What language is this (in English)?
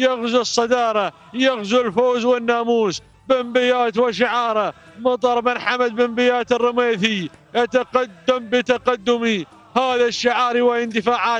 Arabic